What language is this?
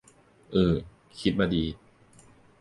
Thai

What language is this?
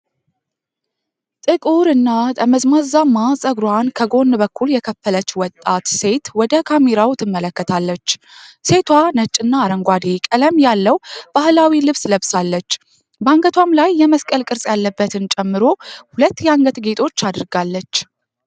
Amharic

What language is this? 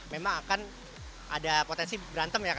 Indonesian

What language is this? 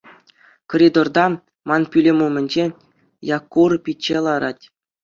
Chuvash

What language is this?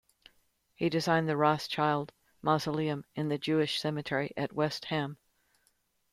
English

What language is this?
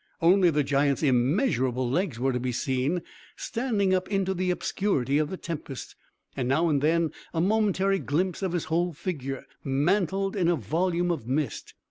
English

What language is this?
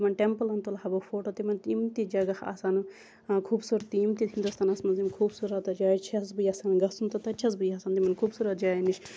Kashmiri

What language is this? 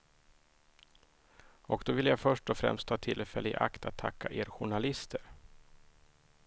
Swedish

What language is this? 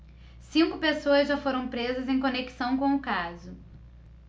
Portuguese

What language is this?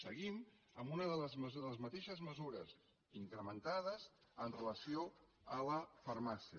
Catalan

